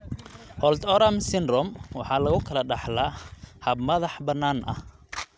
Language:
Somali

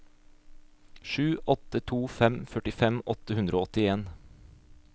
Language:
Norwegian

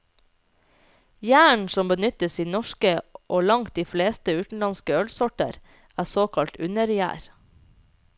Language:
Norwegian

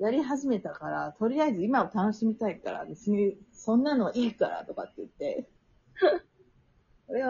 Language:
Japanese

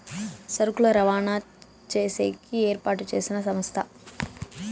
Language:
Telugu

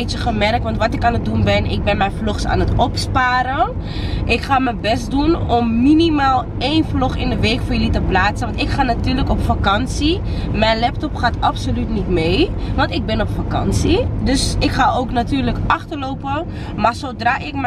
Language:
Dutch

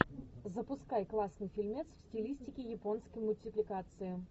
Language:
Russian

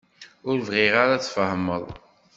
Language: Kabyle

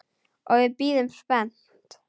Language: Icelandic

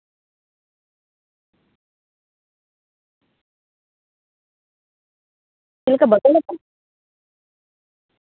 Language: Santali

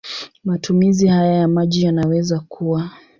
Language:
Swahili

